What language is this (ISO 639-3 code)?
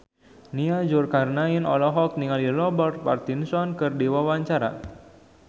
sun